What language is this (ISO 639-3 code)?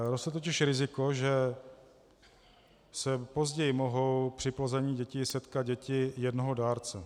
ces